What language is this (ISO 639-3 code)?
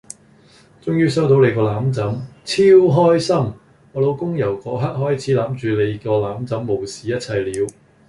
yue